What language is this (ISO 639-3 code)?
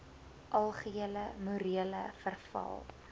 afr